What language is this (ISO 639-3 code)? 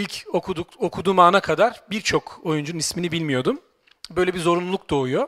tur